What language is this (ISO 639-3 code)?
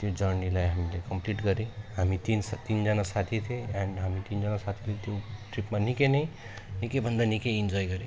nep